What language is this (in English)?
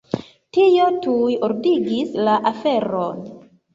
Esperanto